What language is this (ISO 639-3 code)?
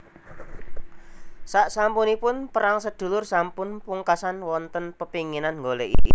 jav